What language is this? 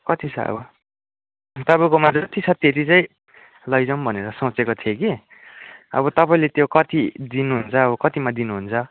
Nepali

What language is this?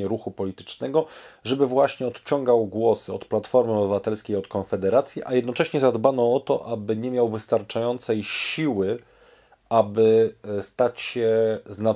Polish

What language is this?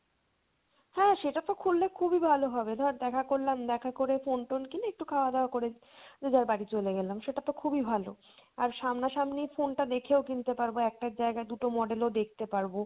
Bangla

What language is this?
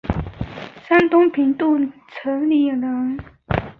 Chinese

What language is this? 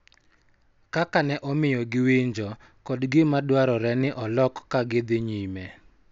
Luo (Kenya and Tanzania)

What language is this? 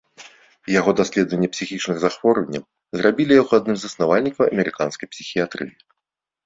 Belarusian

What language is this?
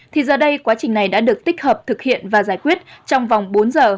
Vietnamese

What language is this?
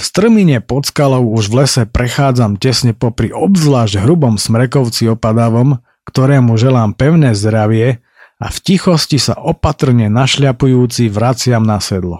Slovak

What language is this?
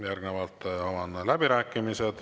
Estonian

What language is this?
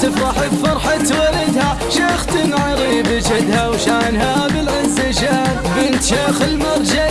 Arabic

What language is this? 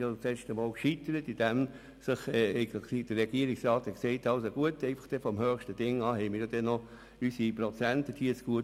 Swiss German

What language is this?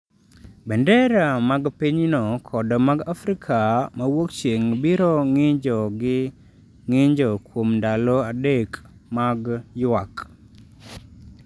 Luo (Kenya and Tanzania)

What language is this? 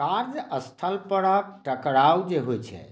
Maithili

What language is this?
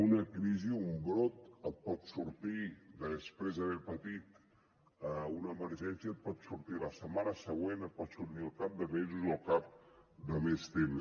Catalan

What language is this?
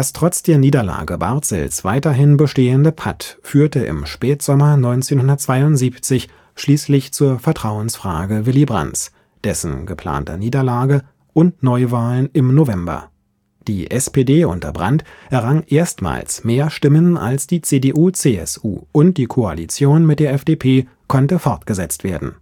German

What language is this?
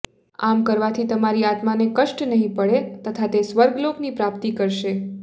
Gujarati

